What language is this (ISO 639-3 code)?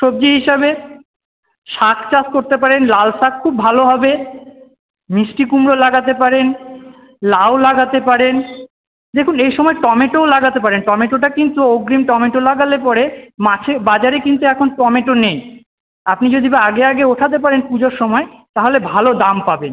ben